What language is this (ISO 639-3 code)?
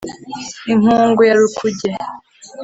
kin